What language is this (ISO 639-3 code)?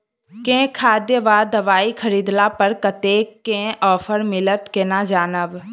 mai